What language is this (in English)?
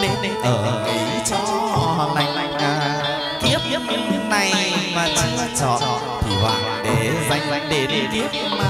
Vietnamese